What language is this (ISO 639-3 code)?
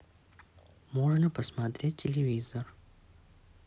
rus